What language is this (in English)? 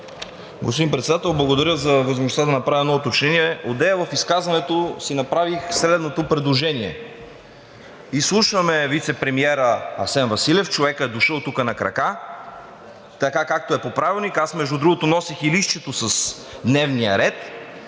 Bulgarian